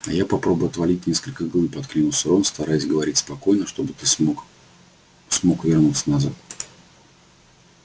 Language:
Russian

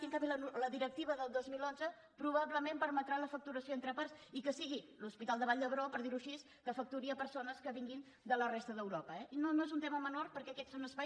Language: Catalan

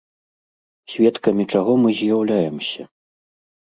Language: Belarusian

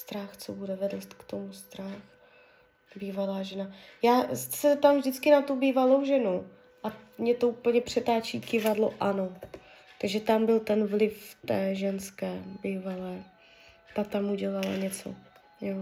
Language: Czech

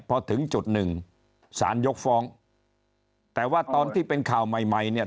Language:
Thai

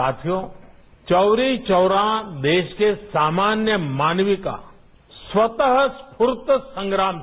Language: Hindi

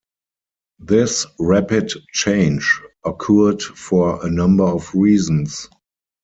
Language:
English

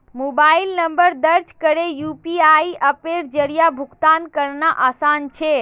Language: Magahi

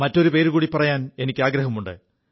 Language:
Malayalam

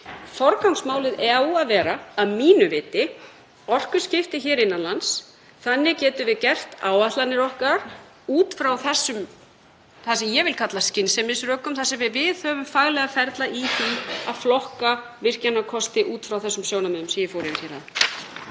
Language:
Icelandic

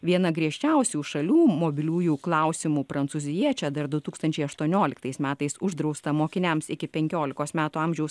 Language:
Lithuanian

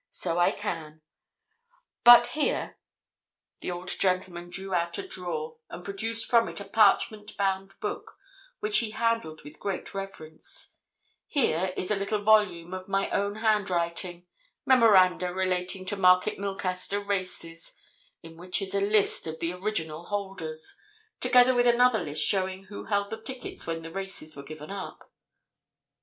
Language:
English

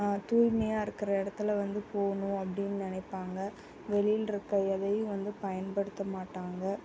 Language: Tamil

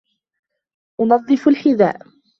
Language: Arabic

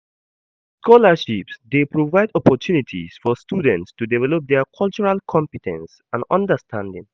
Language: Nigerian Pidgin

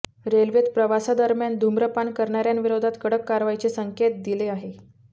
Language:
Marathi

